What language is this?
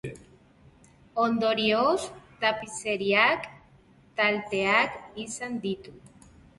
Basque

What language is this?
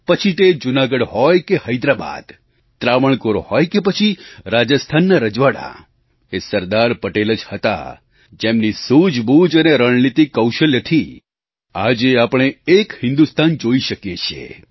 Gujarati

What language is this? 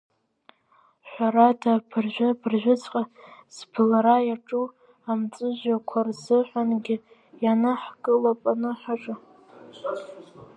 Abkhazian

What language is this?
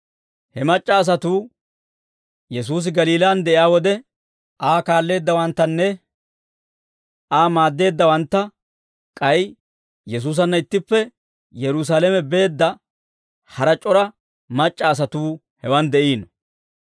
Dawro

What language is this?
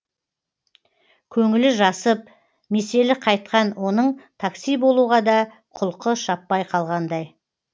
Kazakh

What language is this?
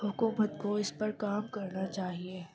Urdu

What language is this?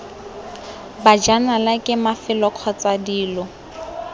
Tswana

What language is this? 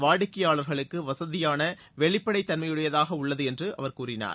Tamil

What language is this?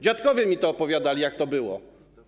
Polish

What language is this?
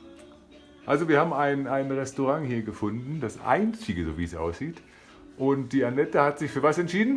German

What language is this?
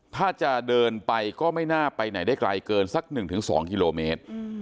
Thai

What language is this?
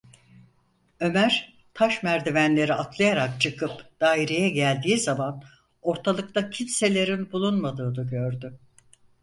Turkish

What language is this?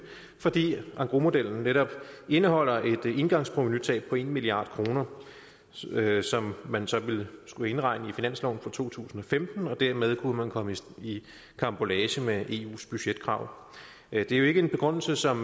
Danish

